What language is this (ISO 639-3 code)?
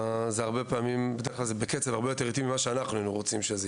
heb